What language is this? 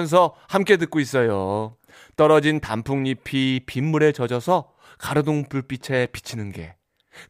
Korean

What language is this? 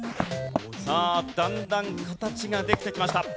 Japanese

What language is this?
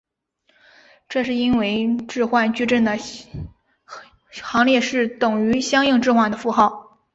Chinese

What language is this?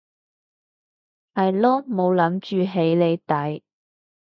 Cantonese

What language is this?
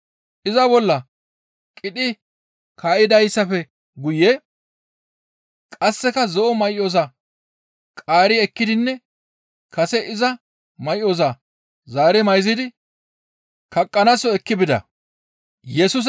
Gamo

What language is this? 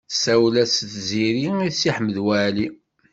Kabyle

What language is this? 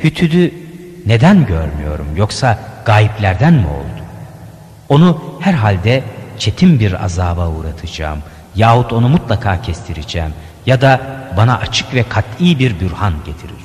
Turkish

